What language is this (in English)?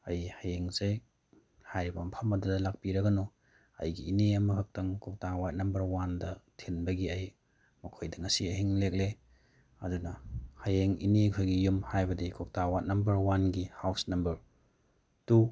Manipuri